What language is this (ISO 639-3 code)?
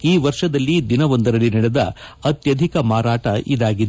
kan